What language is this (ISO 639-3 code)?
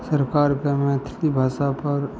mai